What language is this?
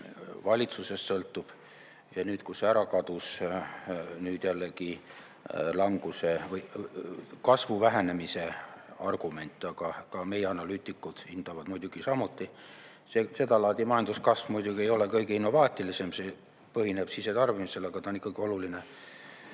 Estonian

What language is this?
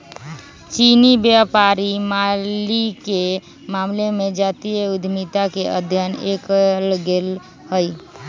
Magahi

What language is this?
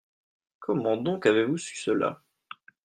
French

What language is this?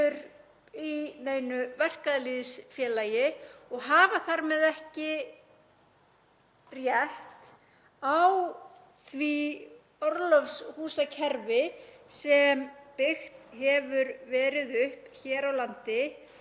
Icelandic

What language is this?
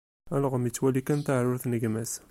Kabyle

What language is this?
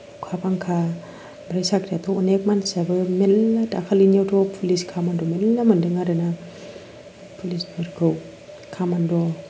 Bodo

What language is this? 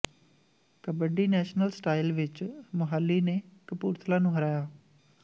Punjabi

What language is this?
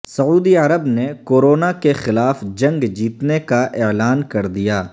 Urdu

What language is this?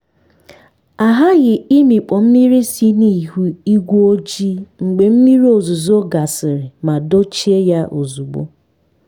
Igbo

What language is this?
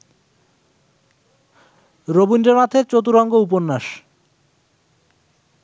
Bangla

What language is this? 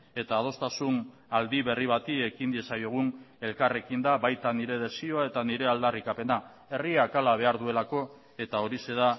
Basque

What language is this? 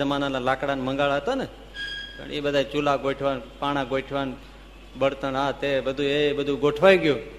Gujarati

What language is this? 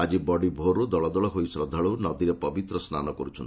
Odia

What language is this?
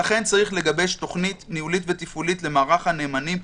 Hebrew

